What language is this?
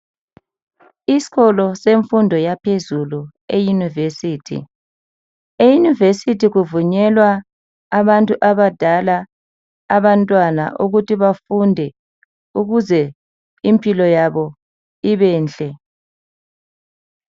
North Ndebele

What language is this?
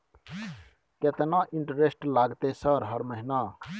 Maithili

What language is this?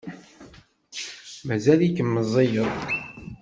Kabyle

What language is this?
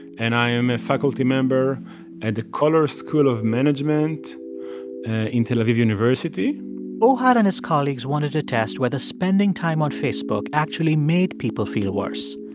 English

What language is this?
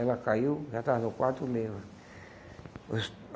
Portuguese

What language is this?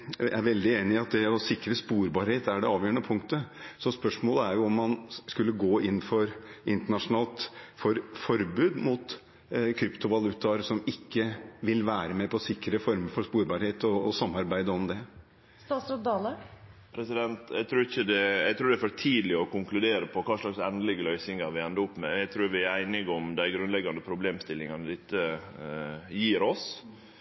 Norwegian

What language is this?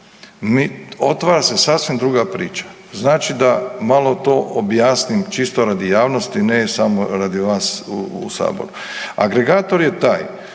Croatian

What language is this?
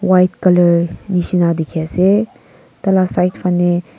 Naga Pidgin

